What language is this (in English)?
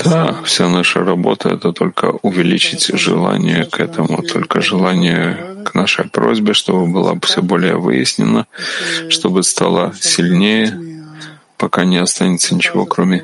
Russian